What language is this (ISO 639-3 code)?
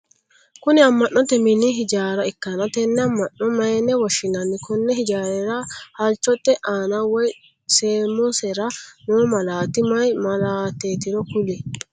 sid